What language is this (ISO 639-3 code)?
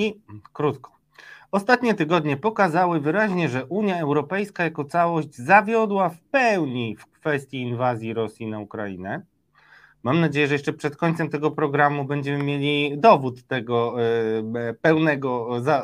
pol